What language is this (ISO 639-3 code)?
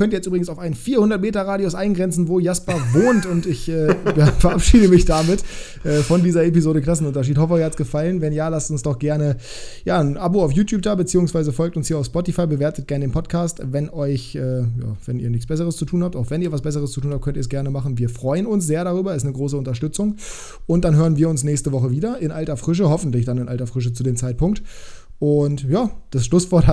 deu